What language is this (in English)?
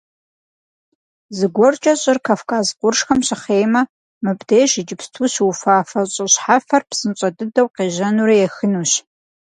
Kabardian